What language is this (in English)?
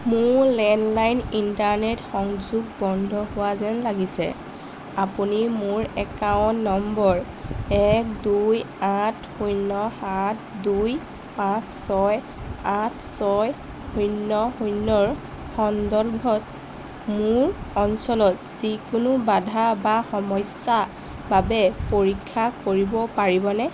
Assamese